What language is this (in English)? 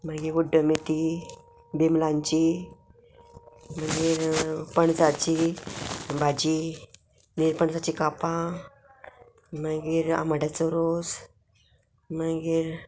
Konkani